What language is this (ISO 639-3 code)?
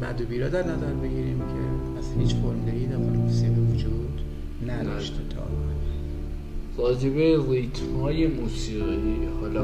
fas